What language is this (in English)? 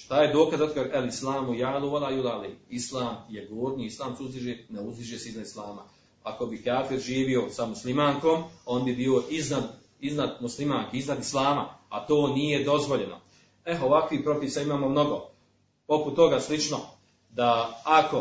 Croatian